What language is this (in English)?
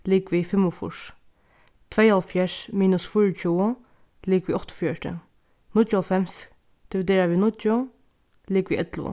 Faroese